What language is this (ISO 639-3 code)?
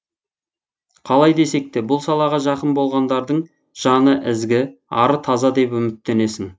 kaz